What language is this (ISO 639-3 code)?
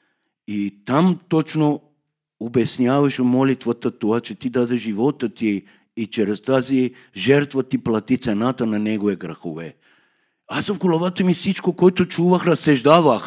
bul